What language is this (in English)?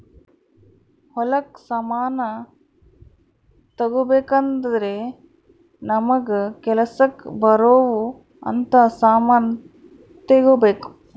Kannada